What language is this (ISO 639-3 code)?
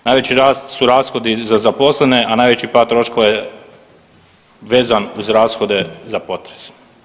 hrv